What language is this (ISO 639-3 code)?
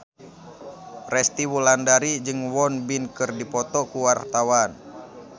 sun